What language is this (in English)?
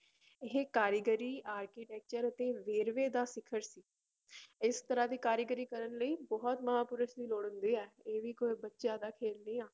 Punjabi